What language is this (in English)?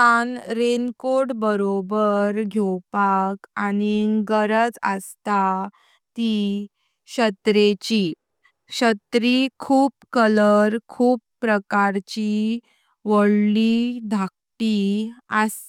Konkani